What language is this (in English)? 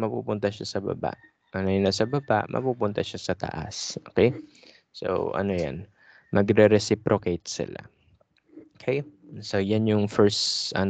Filipino